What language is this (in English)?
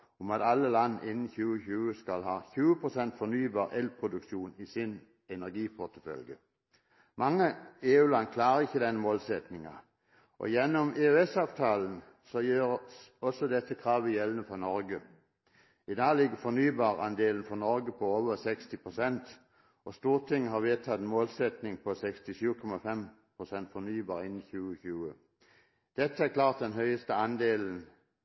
Norwegian Bokmål